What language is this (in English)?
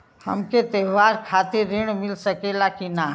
Bhojpuri